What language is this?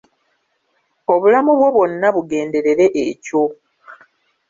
Ganda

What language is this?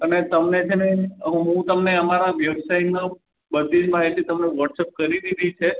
Gujarati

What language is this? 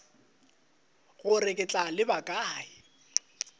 Northern Sotho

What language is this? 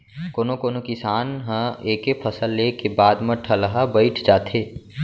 Chhattisgarhi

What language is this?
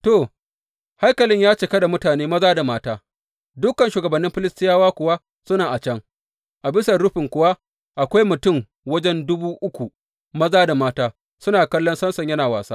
Hausa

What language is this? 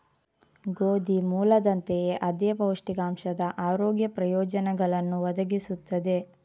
Kannada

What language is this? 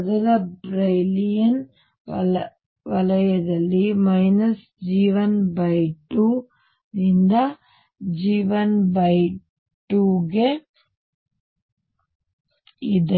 Kannada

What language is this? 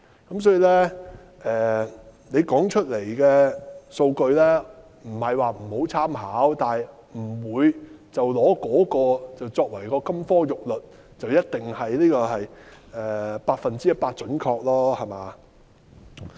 Cantonese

